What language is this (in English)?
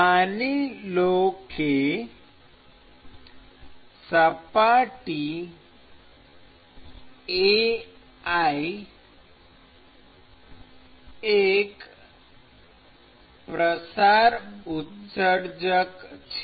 Gujarati